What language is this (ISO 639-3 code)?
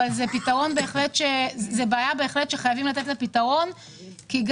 heb